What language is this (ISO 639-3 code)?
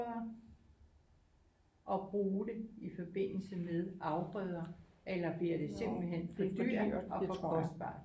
dan